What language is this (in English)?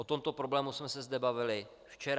Czech